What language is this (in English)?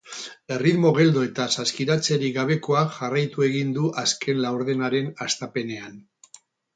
Basque